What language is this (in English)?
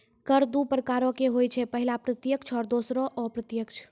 Maithili